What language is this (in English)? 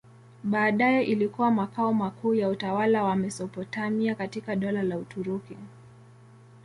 Swahili